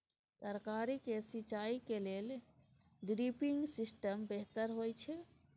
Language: Maithili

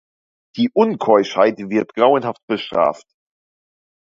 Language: German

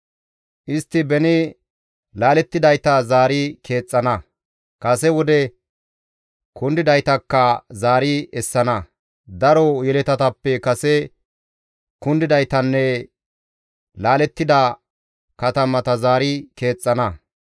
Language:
Gamo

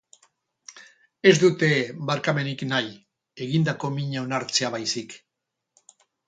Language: Basque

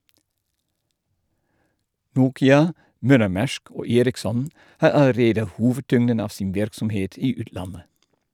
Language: Norwegian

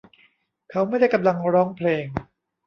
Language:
Thai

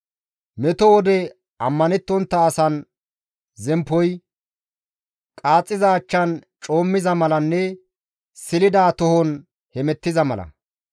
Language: Gamo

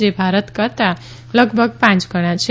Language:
Gujarati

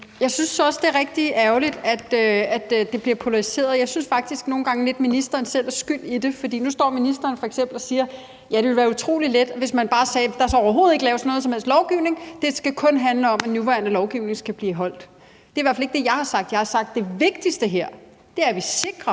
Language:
Danish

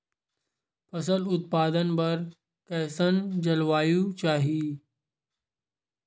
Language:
Chhattisgarhi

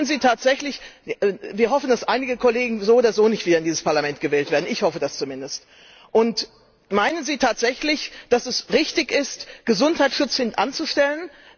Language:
German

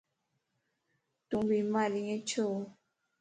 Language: Lasi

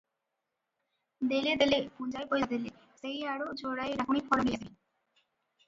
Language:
Odia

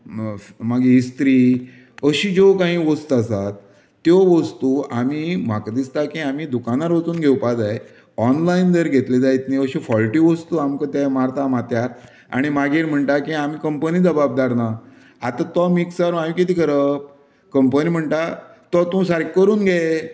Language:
Konkani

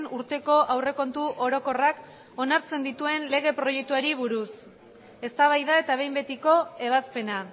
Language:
Basque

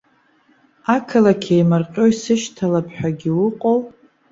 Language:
Abkhazian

